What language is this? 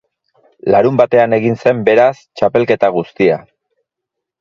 Basque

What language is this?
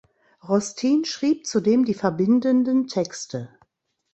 German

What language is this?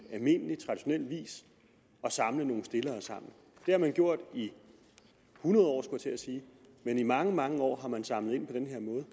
Danish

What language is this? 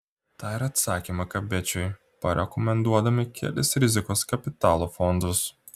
Lithuanian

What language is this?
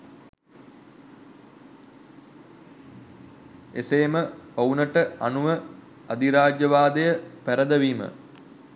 Sinhala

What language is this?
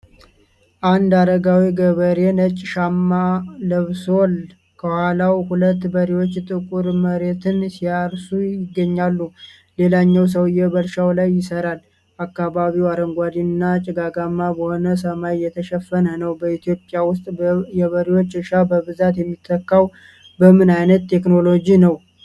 Amharic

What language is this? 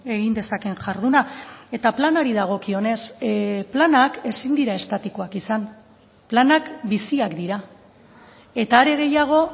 Basque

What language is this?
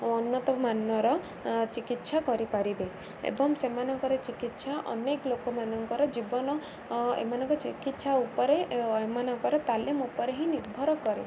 Odia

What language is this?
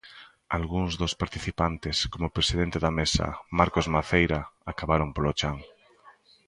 Galician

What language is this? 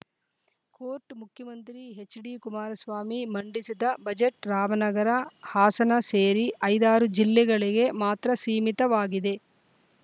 Kannada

